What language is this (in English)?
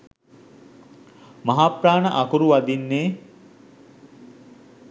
Sinhala